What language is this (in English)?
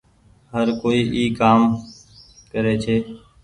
Goaria